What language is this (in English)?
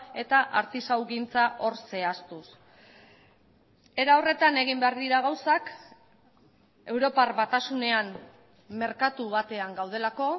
Basque